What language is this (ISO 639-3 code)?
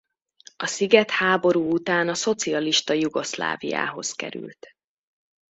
hun